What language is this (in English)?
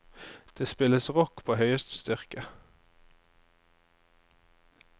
Norwegian